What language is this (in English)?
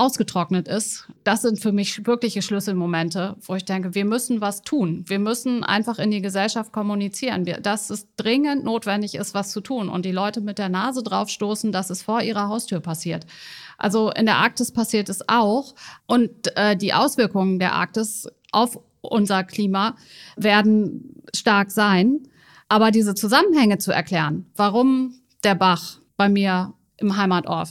German